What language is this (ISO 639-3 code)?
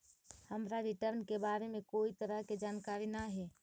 mag